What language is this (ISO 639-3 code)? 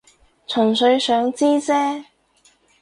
yue